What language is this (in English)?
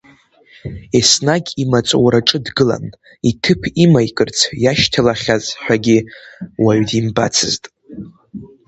Abkhazian